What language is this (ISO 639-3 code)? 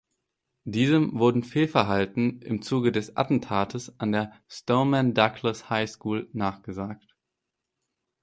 deu